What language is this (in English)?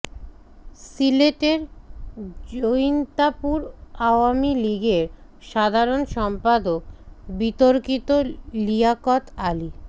Bangla